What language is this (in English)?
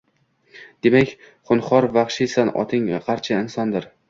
Uzbek